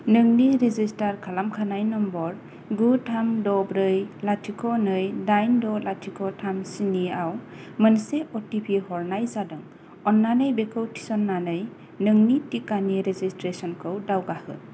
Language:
Bodo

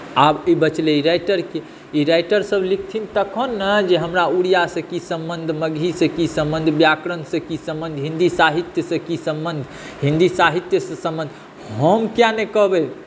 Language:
Maithili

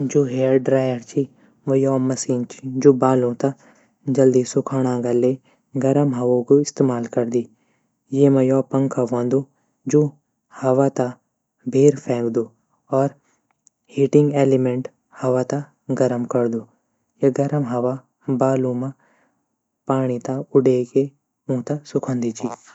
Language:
Garhwali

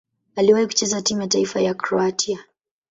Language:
Swahili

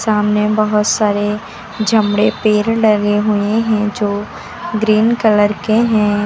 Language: Hindi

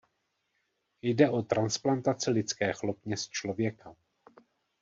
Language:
Czech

